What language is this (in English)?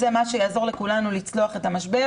Hebrew